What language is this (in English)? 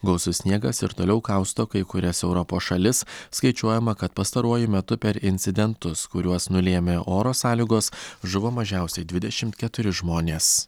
Lithuanian